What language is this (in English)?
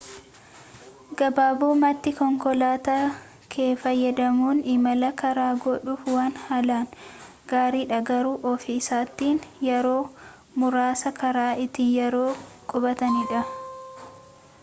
Oromo